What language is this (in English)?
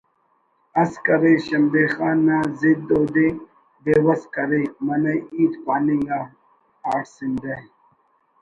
Brahui